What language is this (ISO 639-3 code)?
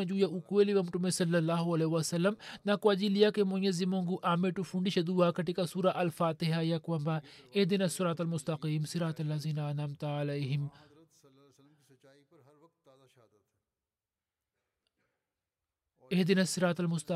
swa